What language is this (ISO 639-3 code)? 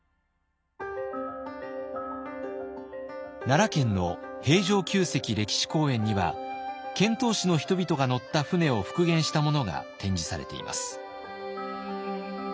jpn